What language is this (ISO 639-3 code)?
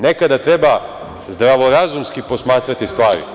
srp